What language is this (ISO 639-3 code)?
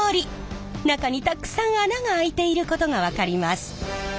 jpn